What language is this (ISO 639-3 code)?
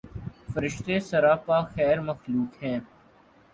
urd